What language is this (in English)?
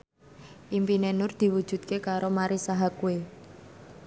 Javanese